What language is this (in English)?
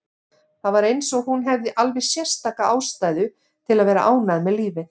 Icelandic